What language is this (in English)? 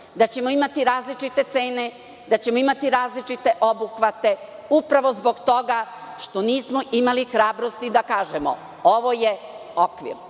Serbian